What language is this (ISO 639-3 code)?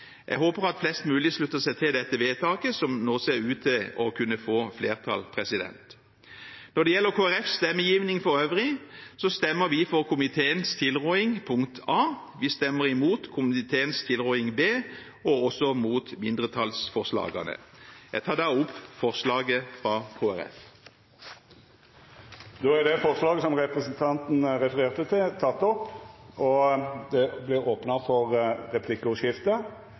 nor